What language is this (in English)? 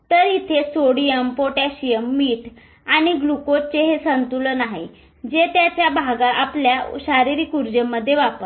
Marathi